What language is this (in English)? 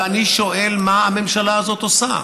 Hebrew